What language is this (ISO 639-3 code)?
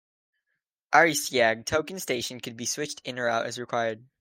eng